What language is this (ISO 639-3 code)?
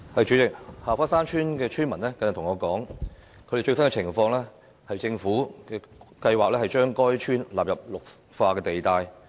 yue